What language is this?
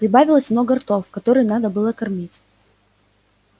Russian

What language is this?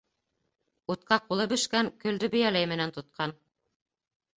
Bashkir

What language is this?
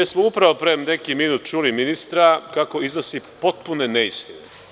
Serbian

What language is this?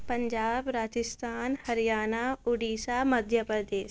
Urdu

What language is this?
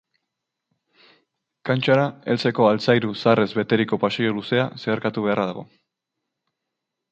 Basque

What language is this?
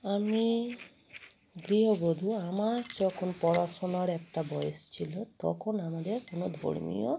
Bangla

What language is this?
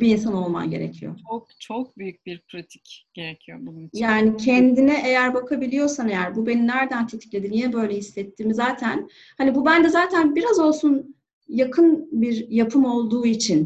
Turkish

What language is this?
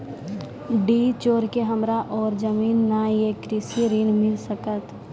Maithili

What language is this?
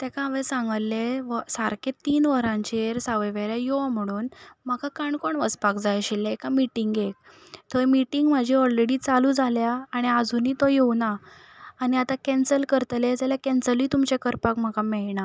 Konkani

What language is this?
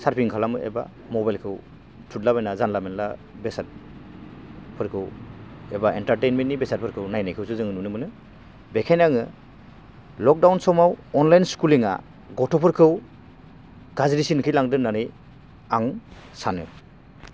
Bodo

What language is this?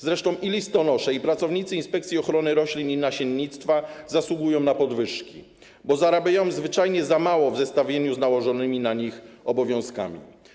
Polish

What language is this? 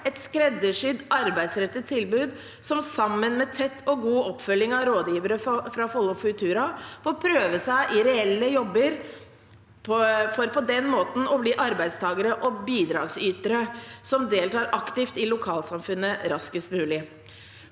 Norwegian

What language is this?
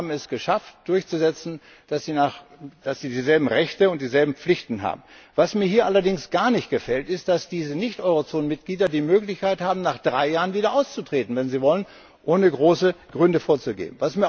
German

